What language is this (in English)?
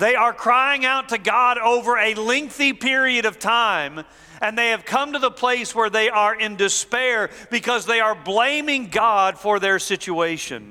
English